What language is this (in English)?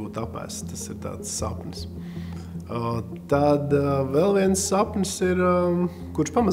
Latvian